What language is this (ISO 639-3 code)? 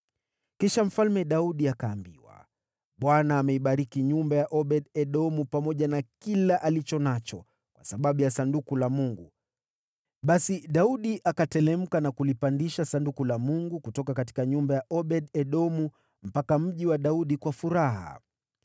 swa